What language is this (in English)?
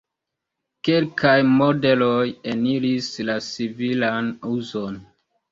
Esperanto